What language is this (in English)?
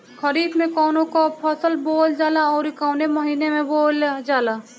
Bhojpuri